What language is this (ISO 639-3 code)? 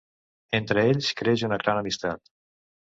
cat